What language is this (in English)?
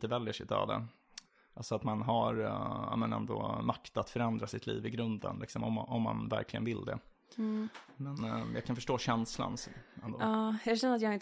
Swedish